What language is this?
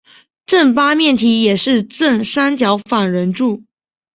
Chinese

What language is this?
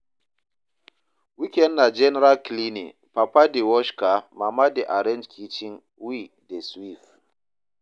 Nigerian Pidgin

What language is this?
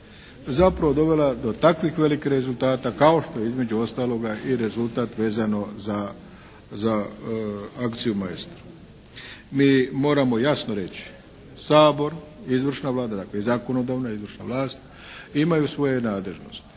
Croatian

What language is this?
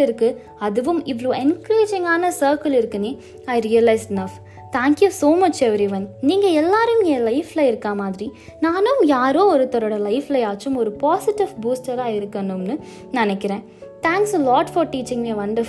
Tamil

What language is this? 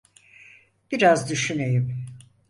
Turkish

